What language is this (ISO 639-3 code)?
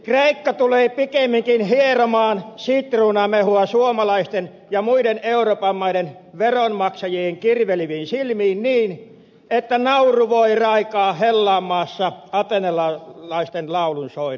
fin